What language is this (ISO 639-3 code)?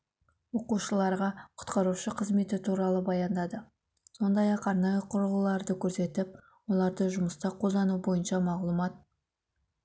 kaz